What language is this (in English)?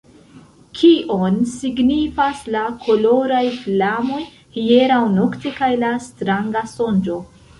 Esperanto